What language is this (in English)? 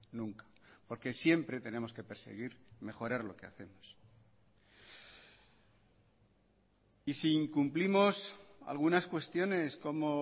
Spanish